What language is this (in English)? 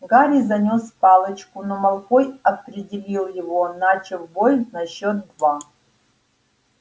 Russian